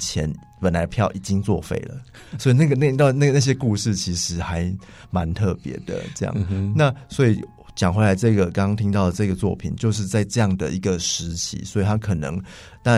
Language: Chinese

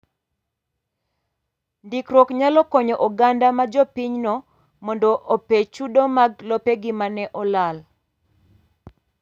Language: Luo (Kenya and Tanzania)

